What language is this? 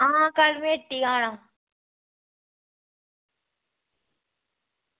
Dogri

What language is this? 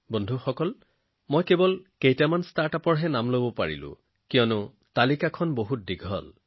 Assamese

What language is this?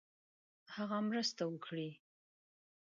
Pashto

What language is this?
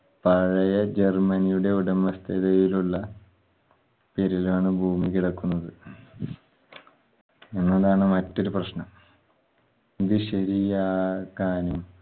Malayalam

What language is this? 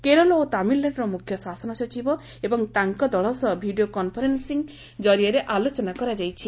Odia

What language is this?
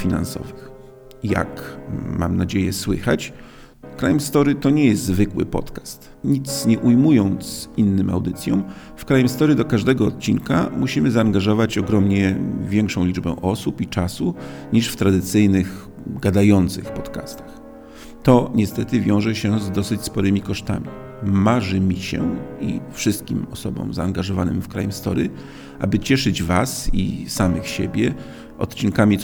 Polish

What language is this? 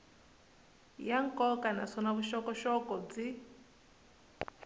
Tsonga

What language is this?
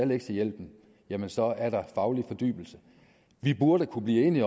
Danish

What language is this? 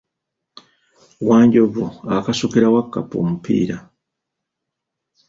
Ganda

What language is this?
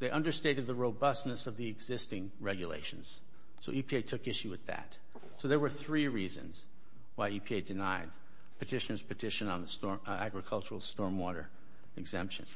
English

